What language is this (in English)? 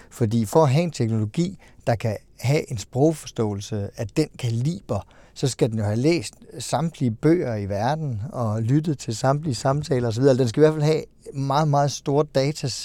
Danish